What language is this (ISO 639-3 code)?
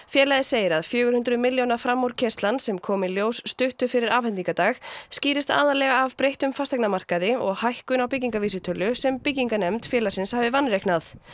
isl